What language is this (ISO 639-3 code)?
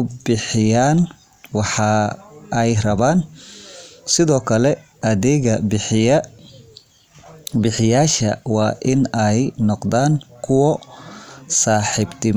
som